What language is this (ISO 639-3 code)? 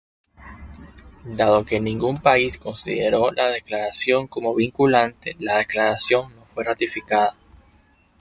spa